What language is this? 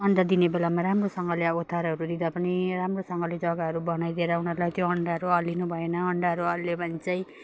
Nepali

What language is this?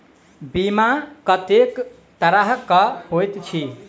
Maithili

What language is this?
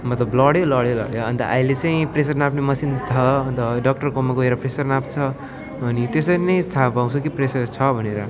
Nepali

